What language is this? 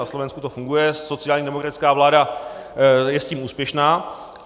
Czech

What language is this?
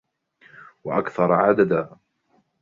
Arabic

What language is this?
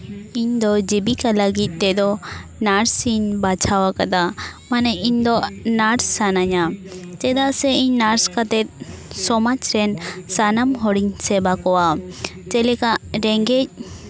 Santali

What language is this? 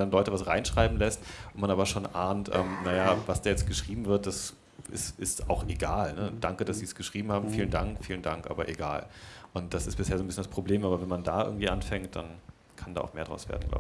German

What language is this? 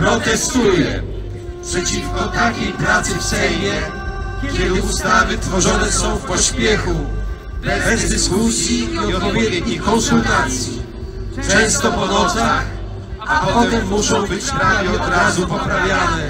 Polish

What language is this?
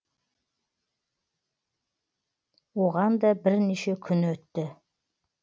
Kazakh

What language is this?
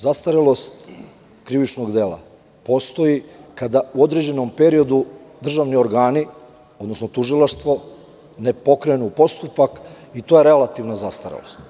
Serbian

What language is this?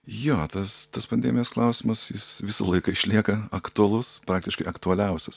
Lithuanian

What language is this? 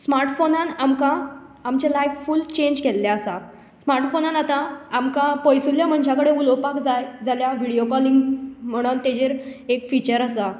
Konkani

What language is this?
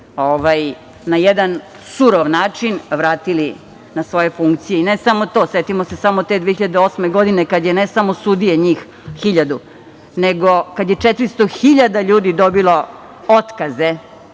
Serbian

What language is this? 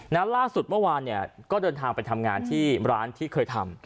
Thai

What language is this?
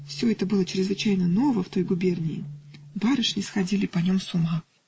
Russian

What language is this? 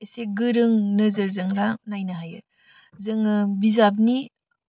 Bodo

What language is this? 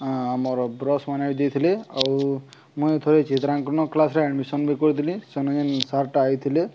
Odia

